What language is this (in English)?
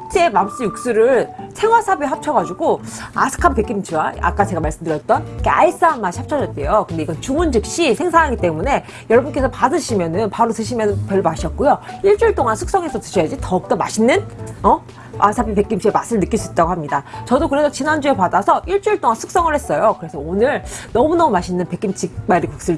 Korean